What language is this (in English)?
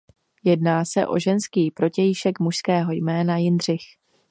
Czech